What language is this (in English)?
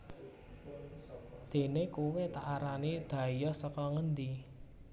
Javanese